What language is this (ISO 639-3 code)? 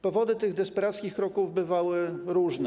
pol